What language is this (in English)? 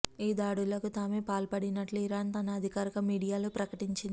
Telugu